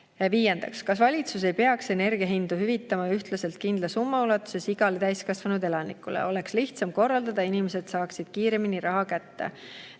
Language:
Estonian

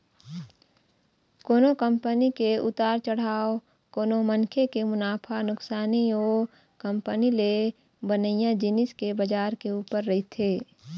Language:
Chhattisgarhi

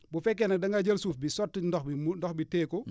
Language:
Wolof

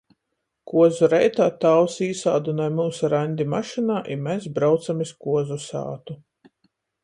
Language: Latgalian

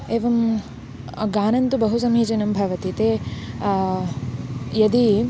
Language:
Sanskrit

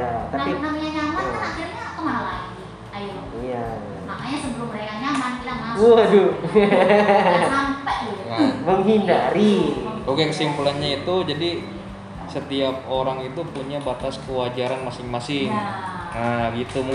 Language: Indonesian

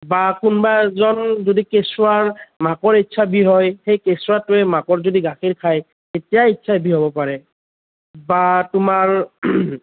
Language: Assamese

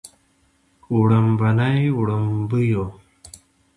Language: Pashto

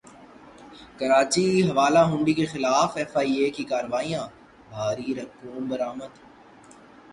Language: Urdu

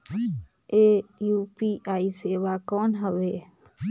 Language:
Chhattisgarhi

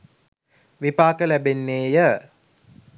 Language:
Sinhala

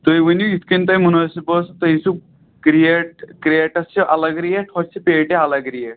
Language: Kashmiri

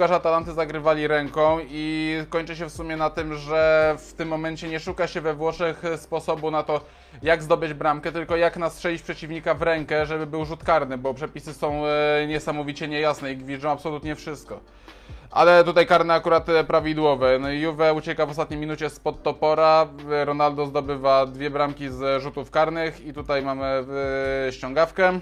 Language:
Polish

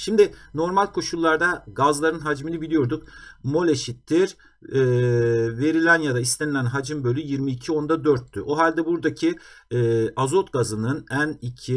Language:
Turkish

